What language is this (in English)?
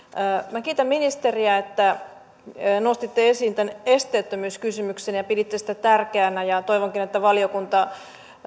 Finnish